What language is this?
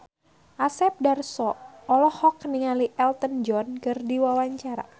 Sundanese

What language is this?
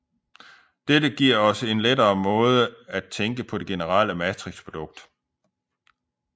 Danish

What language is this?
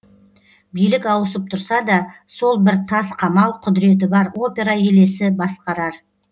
Kazakh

